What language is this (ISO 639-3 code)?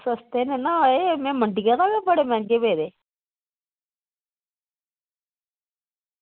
doi